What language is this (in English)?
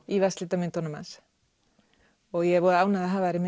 Icelandic